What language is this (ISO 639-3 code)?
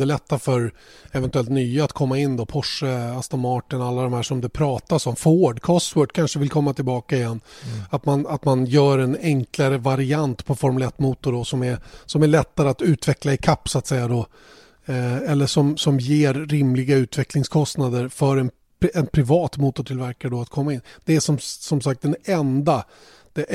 swe